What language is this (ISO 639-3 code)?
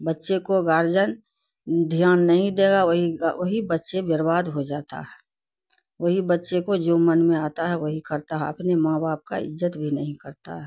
urd